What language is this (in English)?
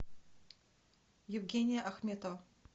Russian